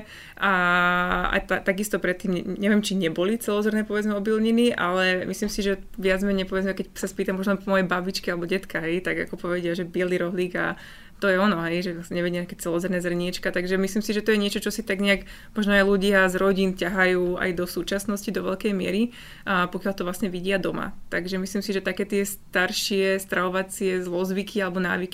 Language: Slovak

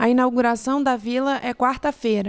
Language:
Portuguese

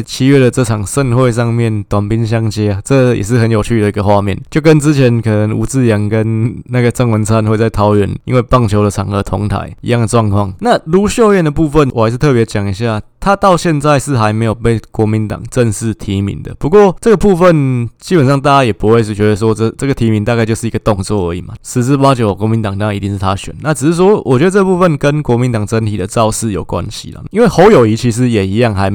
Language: Chinese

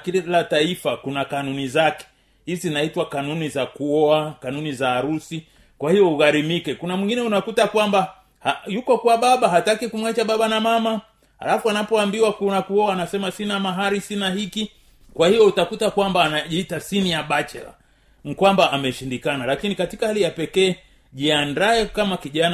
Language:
Swahili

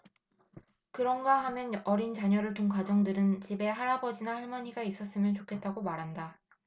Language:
Korean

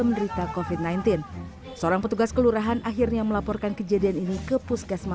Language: Indonesian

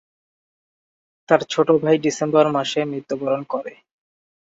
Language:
Bangla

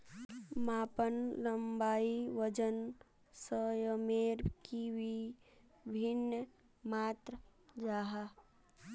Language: Magahi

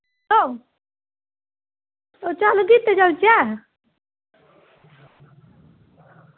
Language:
Dogri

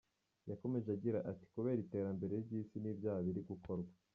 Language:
Kinyarwanda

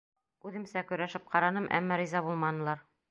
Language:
Bashkir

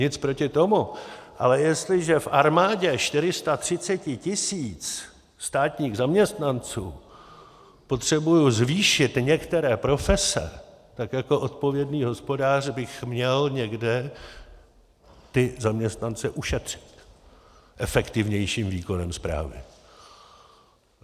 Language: Czech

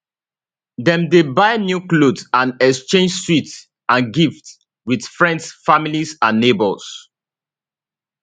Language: Nigerian Pidgin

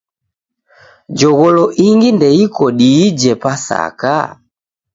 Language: Taita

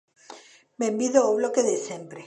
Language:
Galician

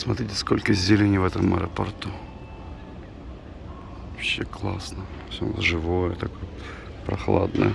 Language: Russian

